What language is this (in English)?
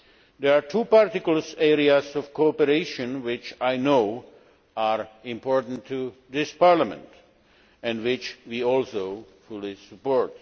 English